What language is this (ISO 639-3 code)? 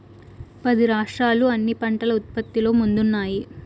tel